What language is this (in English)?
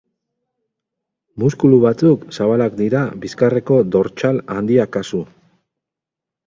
Basque